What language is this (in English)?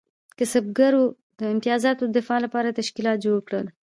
Pashto